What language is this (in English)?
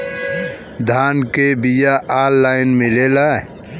Bhojpuri